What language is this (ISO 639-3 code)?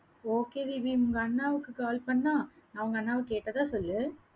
tam